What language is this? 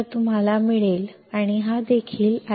Marathi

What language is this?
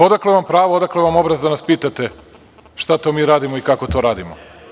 Serbian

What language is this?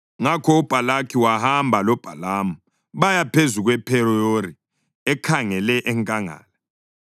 North Ndebele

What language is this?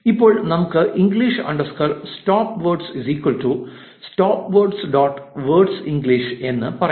Malayalam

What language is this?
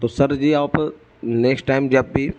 Urdu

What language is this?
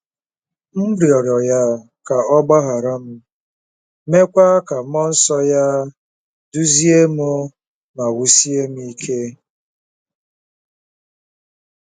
Igbo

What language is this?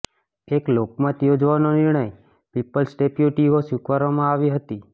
Gujarati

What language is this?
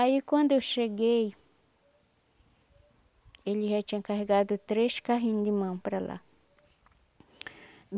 Portuguese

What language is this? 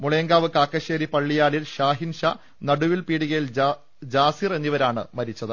Malayalam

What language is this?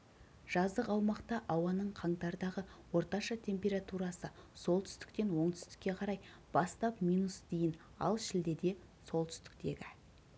Kazakh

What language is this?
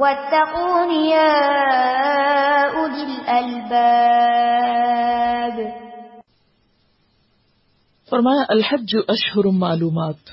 Urdu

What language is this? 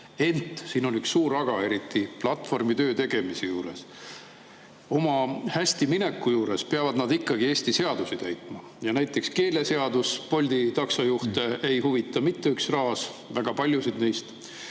Estonian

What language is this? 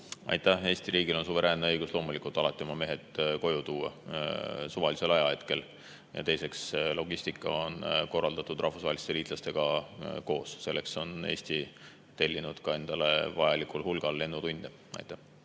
Estonian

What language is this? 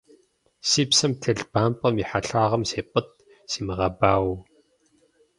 Kabardian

